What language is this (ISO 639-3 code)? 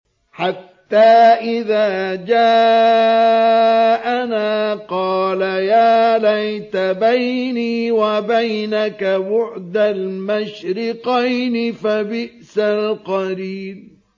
ara